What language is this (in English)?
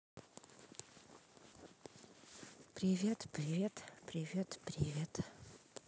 Russian